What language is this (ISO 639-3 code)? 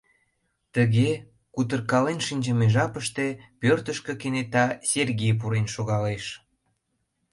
chm